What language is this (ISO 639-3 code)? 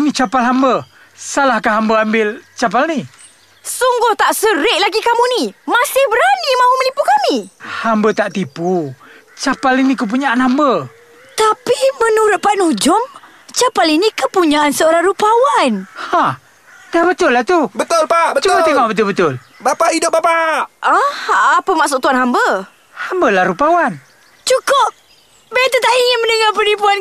msa